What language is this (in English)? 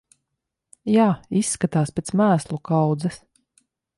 Latvian